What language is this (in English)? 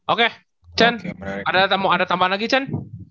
Indonesian